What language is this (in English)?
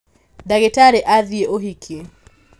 Kikuyu